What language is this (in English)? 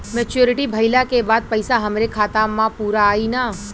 Bhojpuri